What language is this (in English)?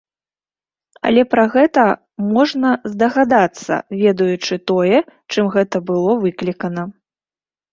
Belarusian